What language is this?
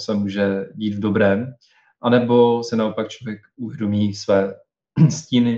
Czech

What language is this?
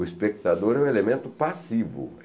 Portuguese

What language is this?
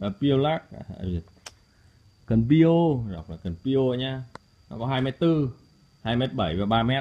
Vietnamese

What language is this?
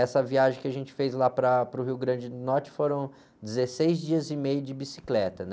Portuguese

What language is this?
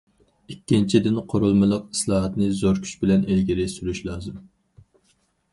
Uyghur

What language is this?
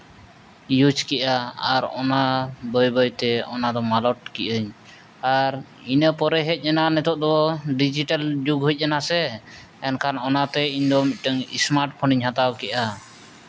Santali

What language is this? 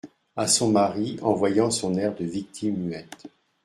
French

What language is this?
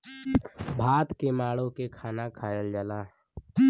Bhojpuri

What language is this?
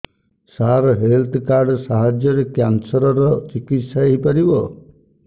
Odia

